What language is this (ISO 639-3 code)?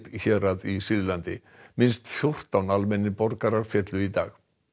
isl